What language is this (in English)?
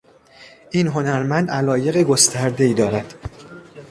Persian